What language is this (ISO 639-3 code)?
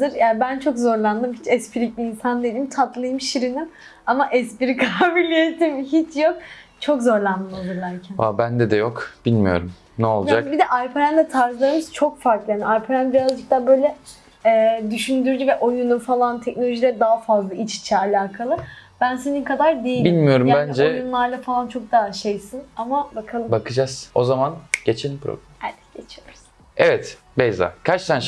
tur